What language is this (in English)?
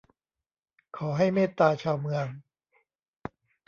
Thai